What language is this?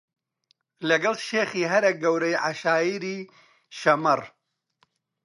Central Kurdish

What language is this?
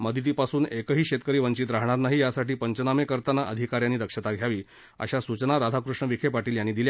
Marathi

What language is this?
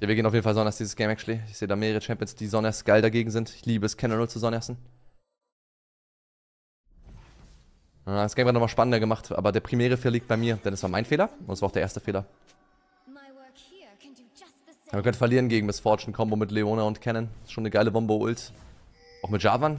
German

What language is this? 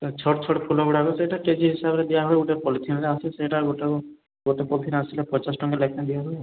Odia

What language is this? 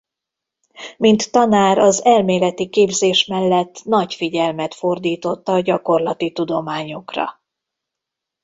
Hungarian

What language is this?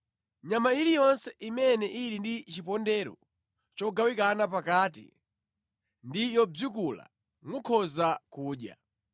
Nyanja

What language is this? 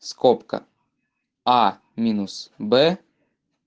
Russian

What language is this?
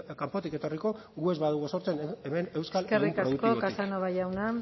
Basque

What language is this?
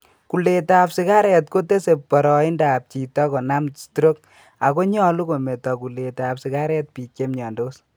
Kalenjin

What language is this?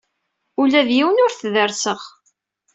Kabyle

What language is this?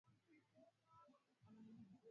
Swahili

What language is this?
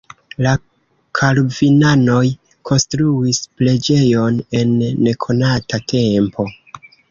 Esperanto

